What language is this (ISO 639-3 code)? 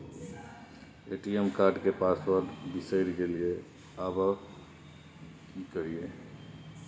mai